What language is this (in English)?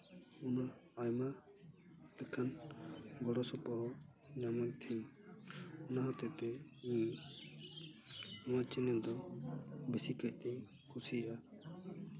Santali